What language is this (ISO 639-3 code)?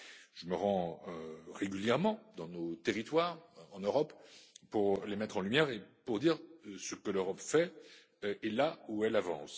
fra